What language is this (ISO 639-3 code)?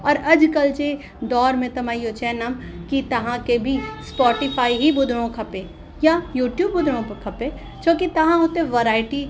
snd